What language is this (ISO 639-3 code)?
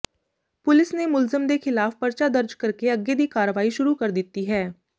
pan